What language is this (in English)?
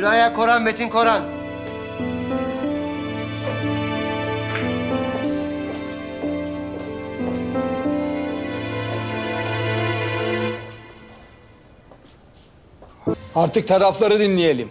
Turkish